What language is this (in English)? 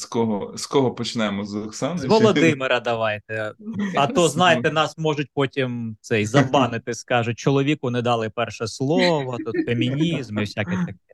Ukrainian